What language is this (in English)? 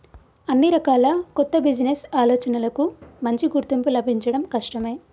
Telugu